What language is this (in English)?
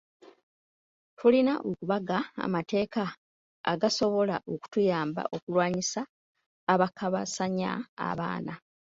Ganda